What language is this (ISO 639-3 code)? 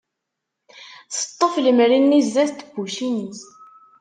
kab